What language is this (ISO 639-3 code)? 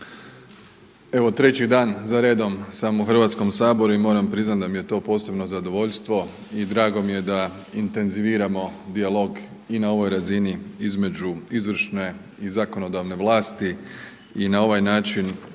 hrv